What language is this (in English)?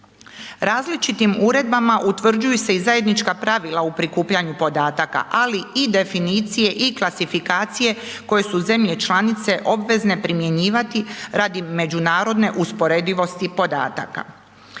Croatian